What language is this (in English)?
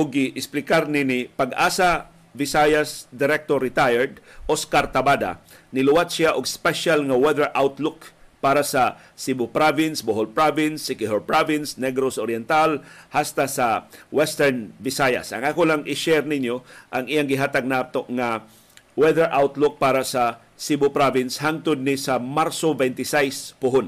Filipino